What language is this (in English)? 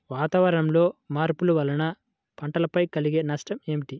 Telugu